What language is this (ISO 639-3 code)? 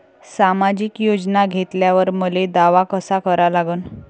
mar